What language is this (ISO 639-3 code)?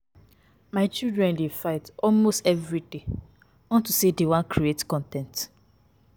pcm